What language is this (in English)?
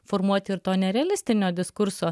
Lithuanian